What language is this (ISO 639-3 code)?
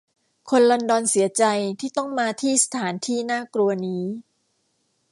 tha